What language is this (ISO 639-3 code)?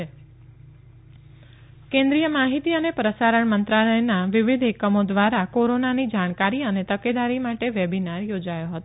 guj